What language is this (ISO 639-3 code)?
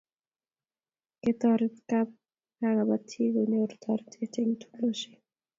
kln